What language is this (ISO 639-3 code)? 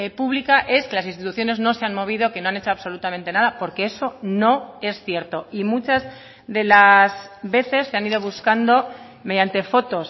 spa